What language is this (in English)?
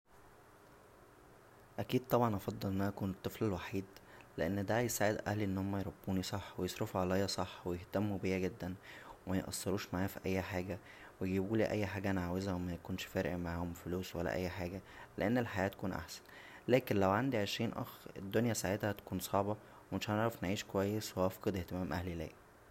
Egyptian Arabic